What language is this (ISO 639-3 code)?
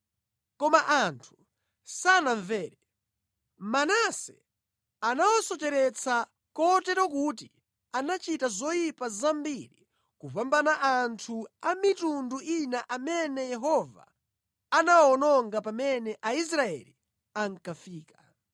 nya